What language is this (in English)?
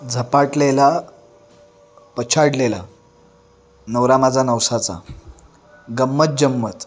Marathi